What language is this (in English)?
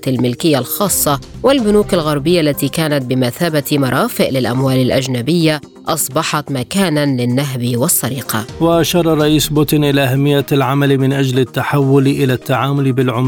Arabic